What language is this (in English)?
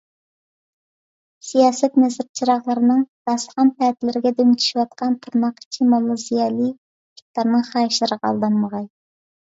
Uyghur